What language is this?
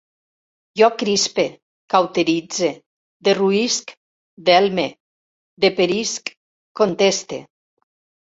Catalan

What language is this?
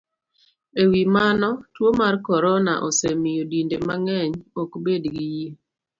Luo (Kenya and Tanzania)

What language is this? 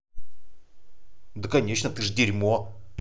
Russian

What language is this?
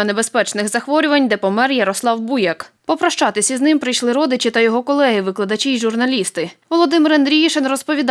Ukrainian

